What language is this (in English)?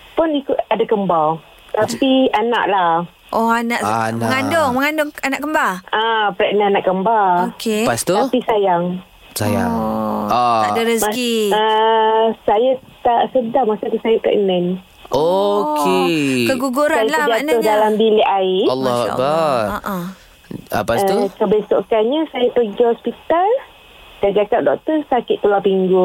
Malay